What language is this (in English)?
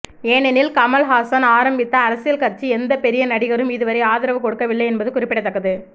Tamil